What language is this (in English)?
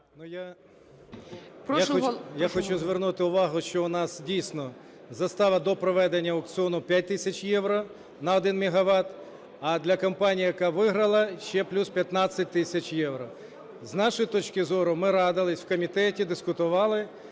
Ukrainian